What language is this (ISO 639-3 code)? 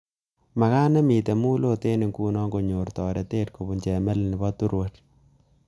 kln